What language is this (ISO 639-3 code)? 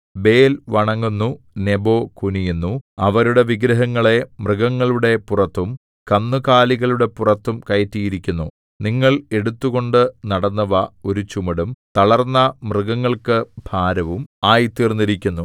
mal